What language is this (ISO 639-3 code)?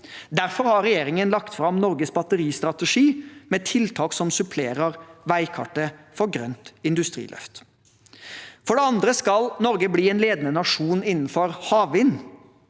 nor